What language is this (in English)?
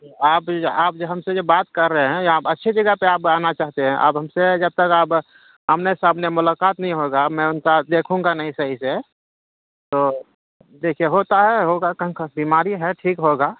Urdu